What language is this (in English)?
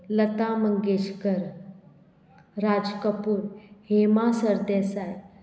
Konkani